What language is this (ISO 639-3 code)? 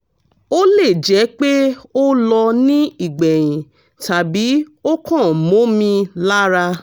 yor